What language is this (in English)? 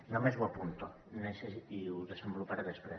Catalan